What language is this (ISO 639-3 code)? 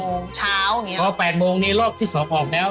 tha